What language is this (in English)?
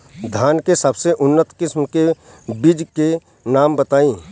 Bhojpuri